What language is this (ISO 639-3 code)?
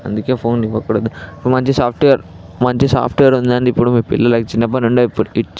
tel